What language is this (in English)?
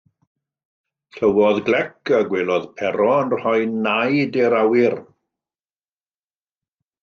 Welsh